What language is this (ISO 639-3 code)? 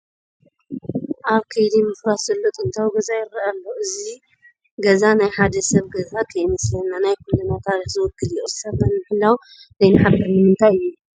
tir